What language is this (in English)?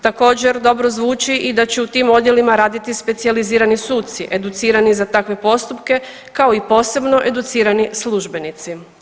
Croatian